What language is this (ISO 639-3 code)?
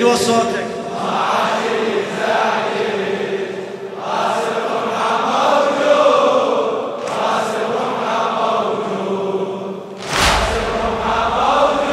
ara